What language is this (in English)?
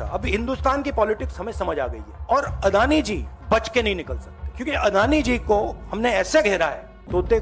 Hindi